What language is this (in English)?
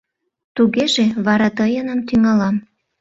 Mari